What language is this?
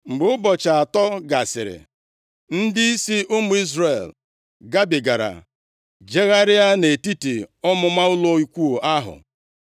Igbo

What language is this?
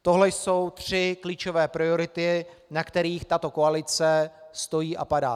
Czech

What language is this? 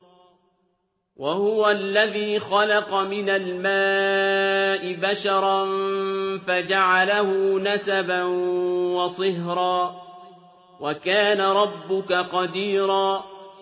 Arabic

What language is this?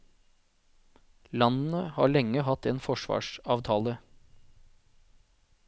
Norwegian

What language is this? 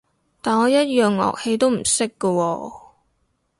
Cantonese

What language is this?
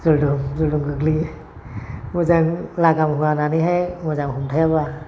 Bodo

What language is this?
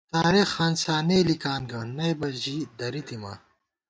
Gawar-Bati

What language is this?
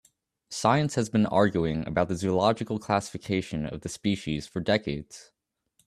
English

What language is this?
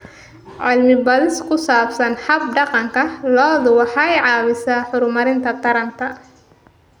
Somali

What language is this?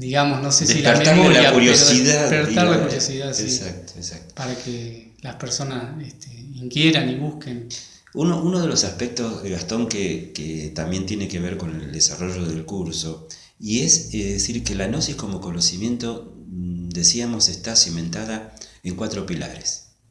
Spanish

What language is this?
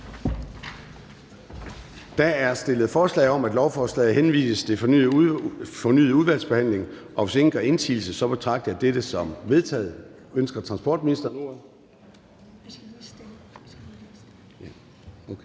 Danish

